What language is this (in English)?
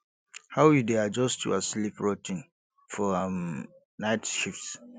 Nigerian Pidgin